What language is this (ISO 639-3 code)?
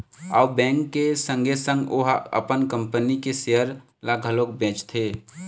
hne